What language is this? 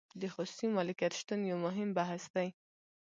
Pashto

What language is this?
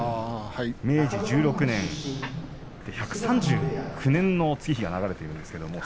Japanese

